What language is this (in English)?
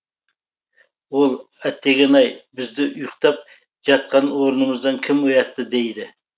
Kazakh